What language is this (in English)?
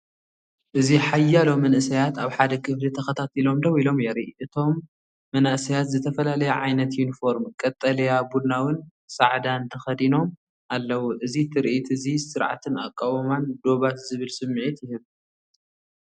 Tigrinya